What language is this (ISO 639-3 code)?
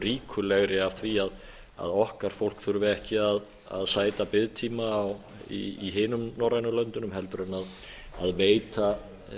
isl